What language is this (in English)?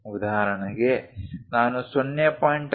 Kannada